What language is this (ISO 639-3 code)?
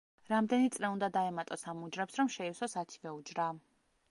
kat